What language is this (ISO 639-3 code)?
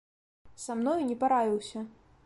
bel